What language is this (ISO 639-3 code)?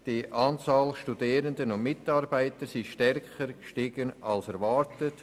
gsw